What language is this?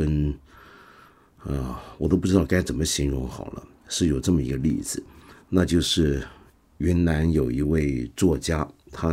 Chinese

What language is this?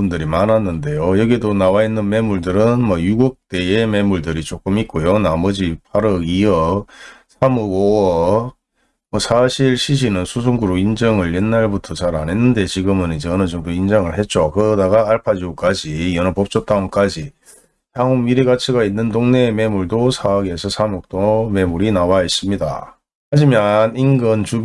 Korean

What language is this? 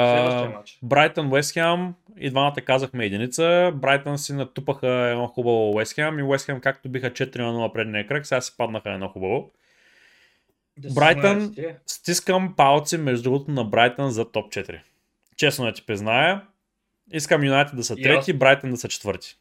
Bulgarian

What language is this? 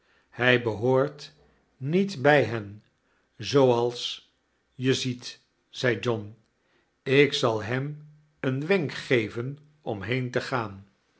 Dutch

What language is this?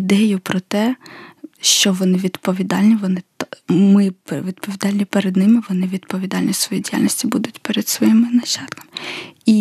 Ukrainian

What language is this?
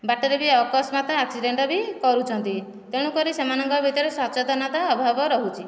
Odia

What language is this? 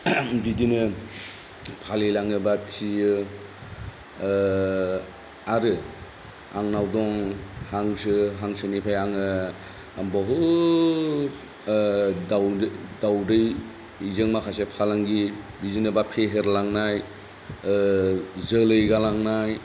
Bodo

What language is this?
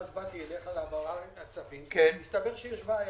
Hebrew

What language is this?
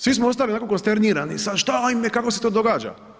Croatian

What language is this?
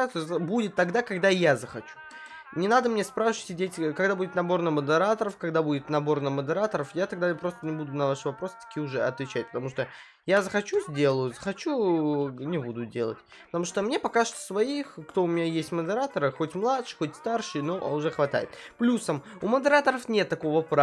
Russian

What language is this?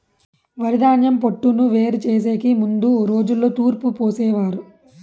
Telugu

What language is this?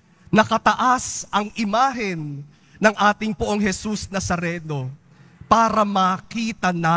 Filipino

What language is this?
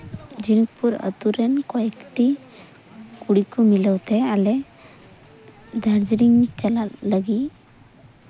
Santali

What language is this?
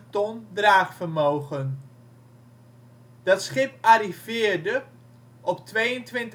Dutch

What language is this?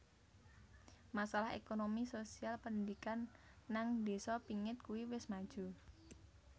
Javanese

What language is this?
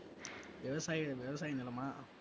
Tamil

